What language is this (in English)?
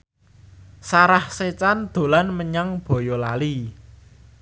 Javanese